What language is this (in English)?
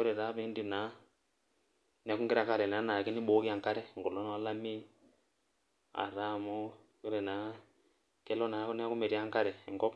Masai